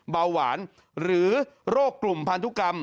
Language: Thai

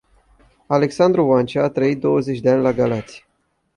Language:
Romanian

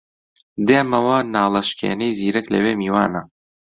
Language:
Central Kurdish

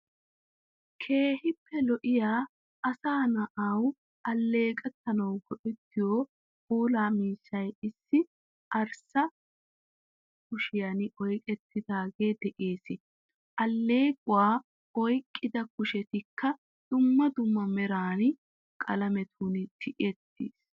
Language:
Wolaytta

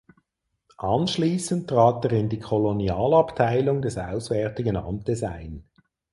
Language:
German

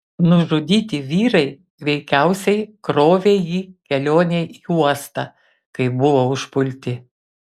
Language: Lithuanian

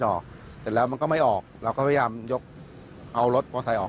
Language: Thai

